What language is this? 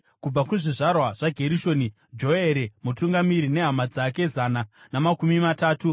Shona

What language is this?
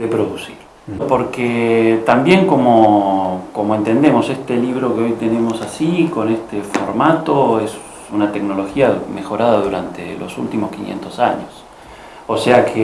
Spanish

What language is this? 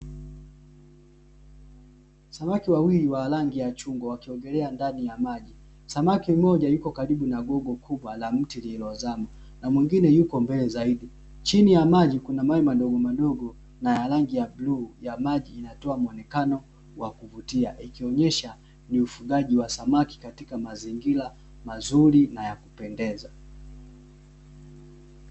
Swahili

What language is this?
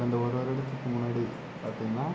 Tamil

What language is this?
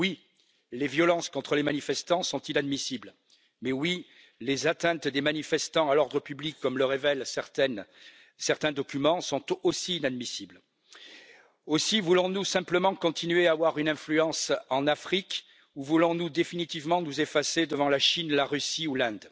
French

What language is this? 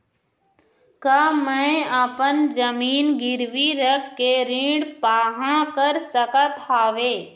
Chhattisgarhi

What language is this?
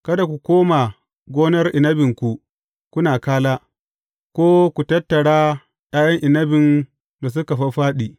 Hausa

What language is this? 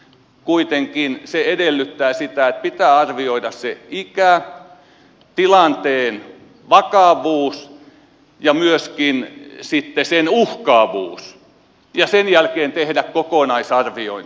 Finnish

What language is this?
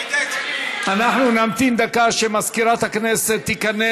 Hebrew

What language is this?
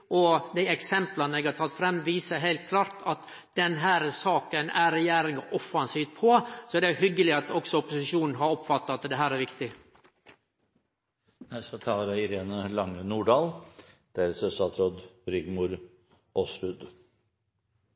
Norwegian Nynorsk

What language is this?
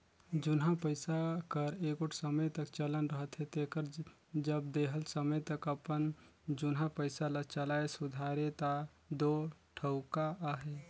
Chhattisgarhi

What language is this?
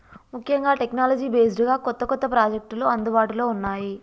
Telugu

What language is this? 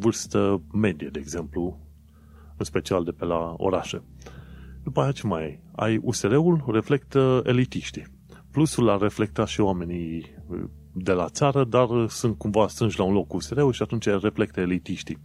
Romanian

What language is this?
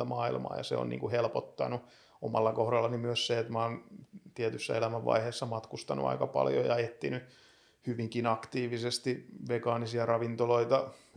Finnish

